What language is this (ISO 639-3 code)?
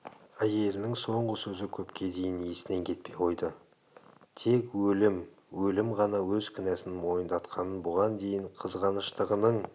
kaz